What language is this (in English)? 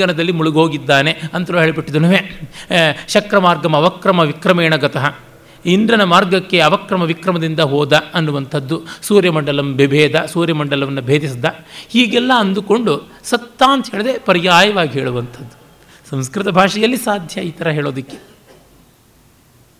Kannada